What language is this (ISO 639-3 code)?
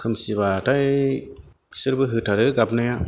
brx